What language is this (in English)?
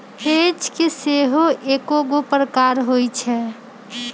Magahi